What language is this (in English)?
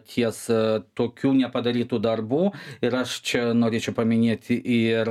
Lithuanian